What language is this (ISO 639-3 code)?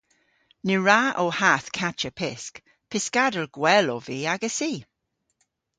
cor